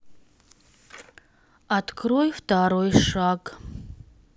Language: Russian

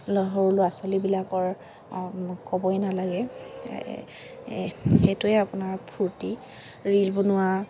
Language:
Assamese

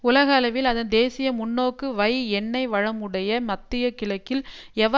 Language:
Tamil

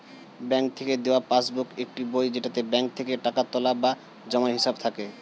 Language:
Bangla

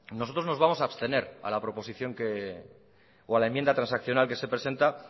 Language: Spanish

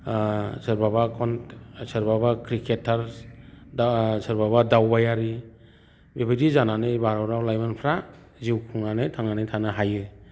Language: Bodo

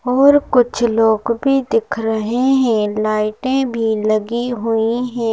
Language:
Hindi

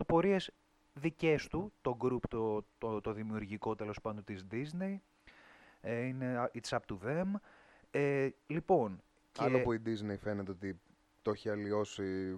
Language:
Greek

